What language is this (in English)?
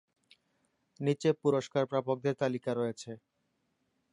Bangla